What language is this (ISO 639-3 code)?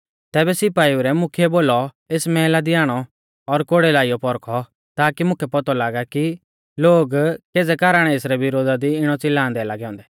bfz